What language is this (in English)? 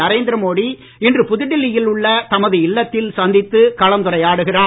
Tamil